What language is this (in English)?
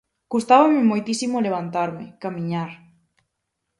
Galician